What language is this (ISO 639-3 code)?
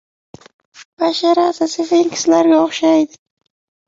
uzb